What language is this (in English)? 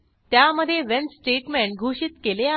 Marathi